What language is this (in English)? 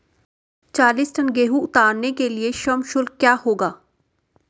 Hindi